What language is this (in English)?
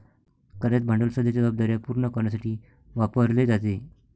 Marathi